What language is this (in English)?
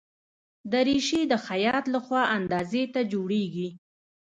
Pashto